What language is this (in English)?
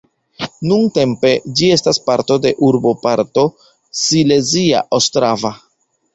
Esperanto